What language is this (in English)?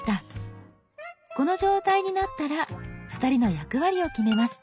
Japanese